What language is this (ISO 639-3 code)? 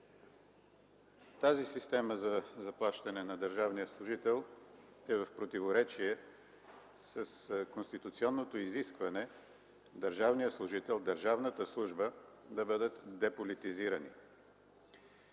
bul